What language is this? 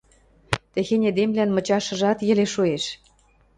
Western Mari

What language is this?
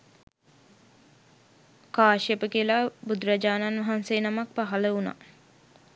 Sinhala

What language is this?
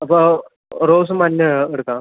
Malayalam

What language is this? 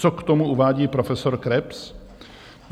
Czech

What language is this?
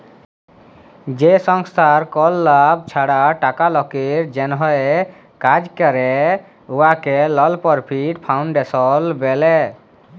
Bangla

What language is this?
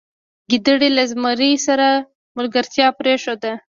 Pashto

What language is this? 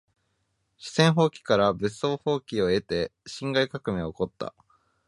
Japanese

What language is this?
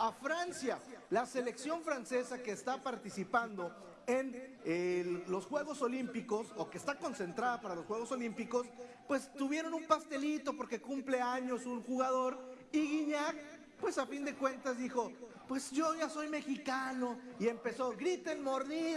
Spanish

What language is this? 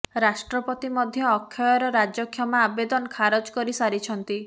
Odia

